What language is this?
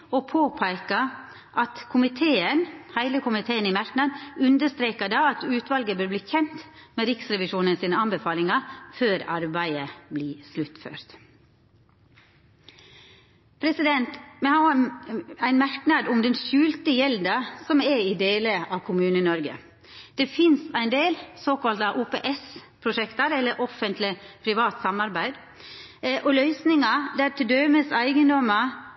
Norwegian Nynorsk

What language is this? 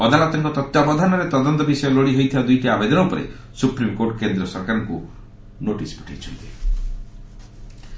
Odia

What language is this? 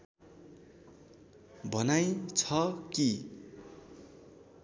Nepali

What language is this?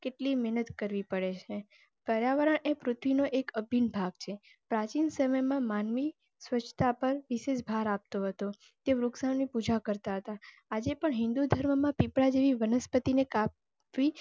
Gujarati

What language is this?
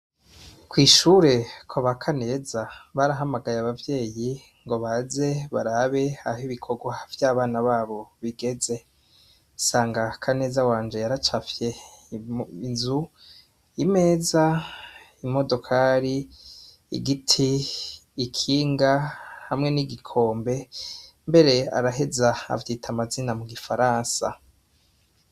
Rundi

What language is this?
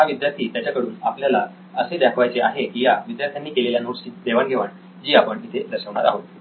Marathi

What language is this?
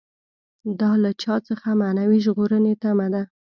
Pashto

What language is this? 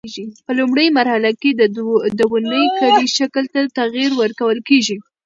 Pashto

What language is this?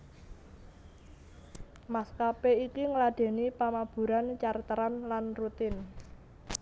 Javanese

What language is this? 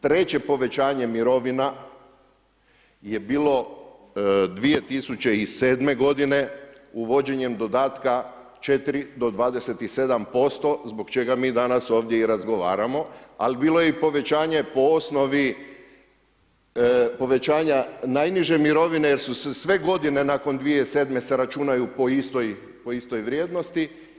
Croatian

